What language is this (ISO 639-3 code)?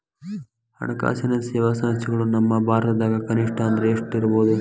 kan